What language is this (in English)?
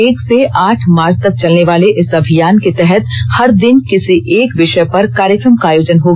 Hindi